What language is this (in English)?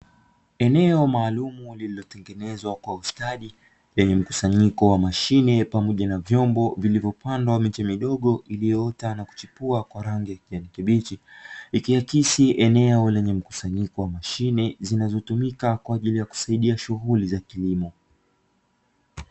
Swahili